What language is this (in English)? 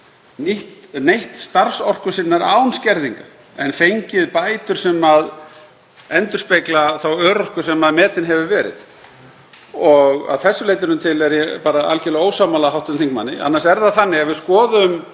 Icelandic